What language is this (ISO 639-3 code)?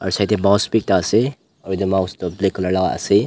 nag